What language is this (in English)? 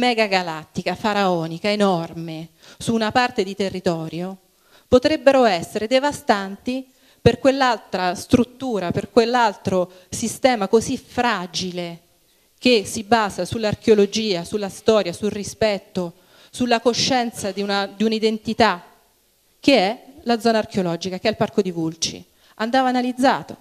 Italian